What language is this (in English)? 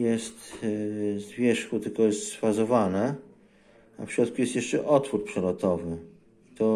Polish